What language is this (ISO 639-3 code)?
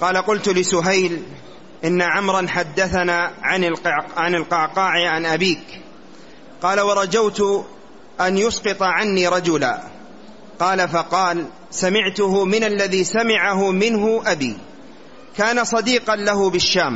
ara